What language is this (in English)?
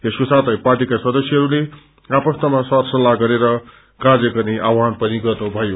Nepali